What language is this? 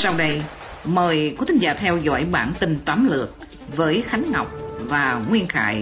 Vietnamese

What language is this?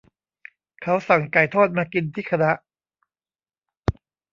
Thai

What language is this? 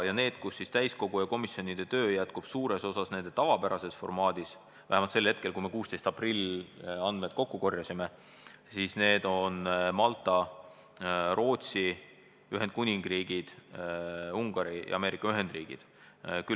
Estonian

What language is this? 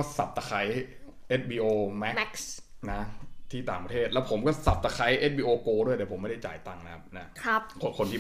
Thai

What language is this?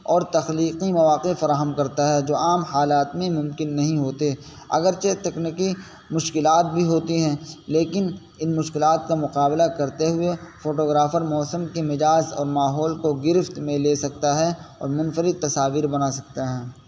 Urdu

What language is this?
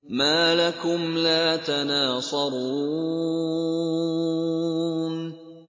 Arabic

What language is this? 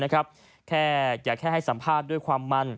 Thai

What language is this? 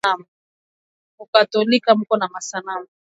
Swahili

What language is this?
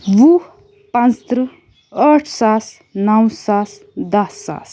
Kashmiri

